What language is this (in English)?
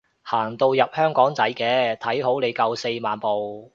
Cantonese